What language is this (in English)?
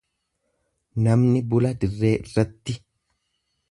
Oromo